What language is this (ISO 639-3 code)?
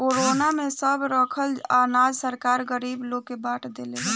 bho